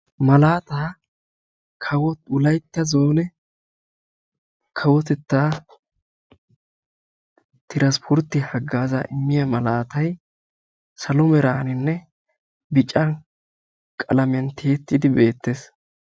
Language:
Wolaytta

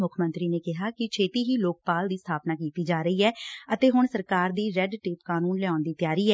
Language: Punjabi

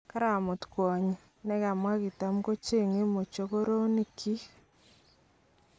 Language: Kalenjin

